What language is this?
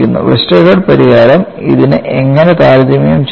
Malayalam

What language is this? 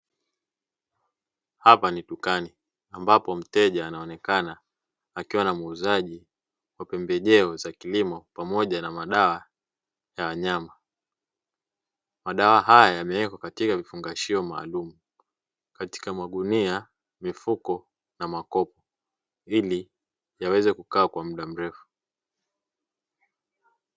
Swahili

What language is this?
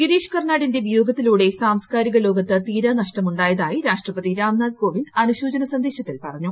Malayalam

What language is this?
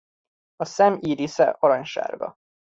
Hungarian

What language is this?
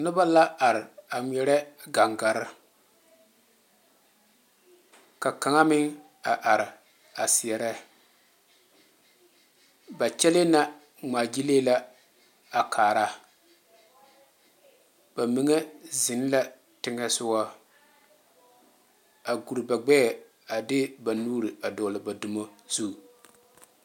Southern Dagaare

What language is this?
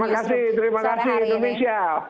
Indonesian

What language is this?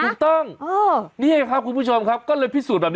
Thai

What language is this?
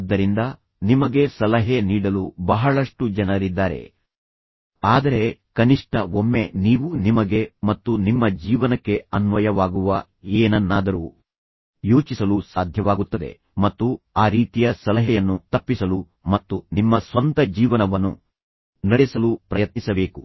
Kannada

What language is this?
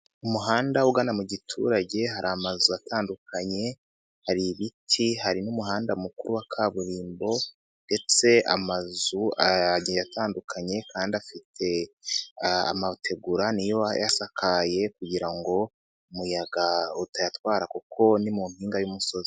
Kinyarwanda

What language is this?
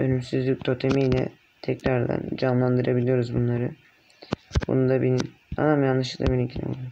Turkish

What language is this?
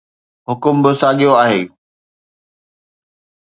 Sindhi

